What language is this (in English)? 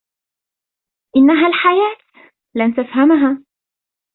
Arabic